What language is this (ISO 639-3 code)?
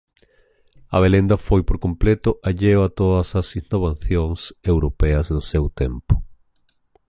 glg